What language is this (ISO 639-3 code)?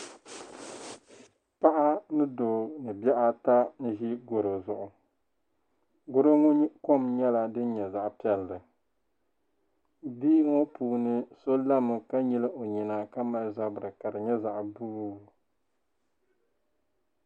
dag